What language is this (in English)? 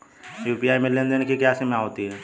Hindi